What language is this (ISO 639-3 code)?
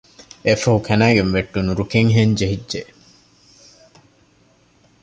div